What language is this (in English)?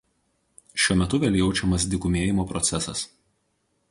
Lithuanian